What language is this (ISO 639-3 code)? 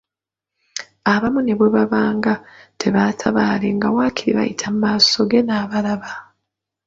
lug